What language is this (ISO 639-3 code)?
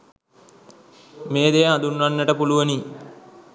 sin